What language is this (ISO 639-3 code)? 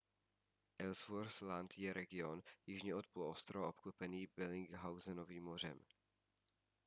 ces